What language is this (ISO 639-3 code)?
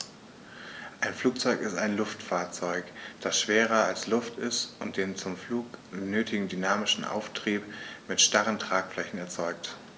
deu